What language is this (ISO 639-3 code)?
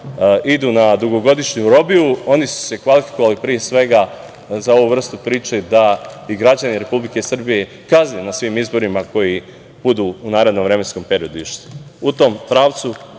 srp